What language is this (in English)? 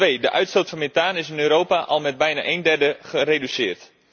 Dutch